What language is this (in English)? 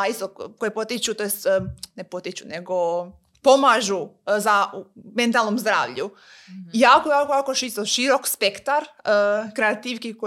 Croatian